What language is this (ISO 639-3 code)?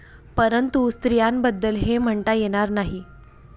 mar